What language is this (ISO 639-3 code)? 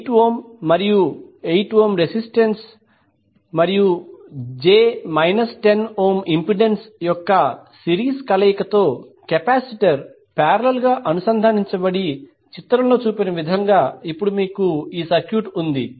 tel